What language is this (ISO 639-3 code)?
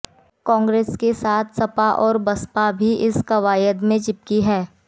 hin